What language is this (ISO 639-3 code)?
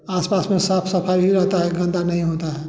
hin